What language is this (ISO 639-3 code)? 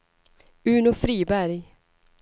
swe